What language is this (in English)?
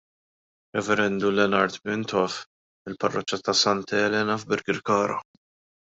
Maltese